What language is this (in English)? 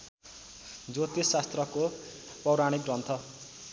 Nepali